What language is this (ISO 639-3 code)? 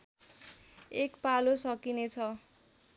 nep